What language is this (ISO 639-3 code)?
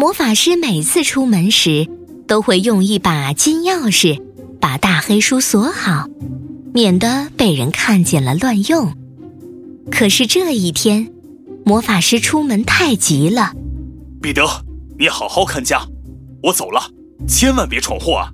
zho